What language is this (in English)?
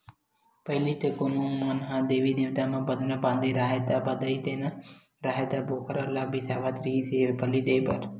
Chhattisgarhi